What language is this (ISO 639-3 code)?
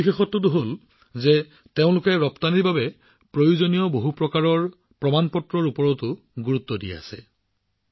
asm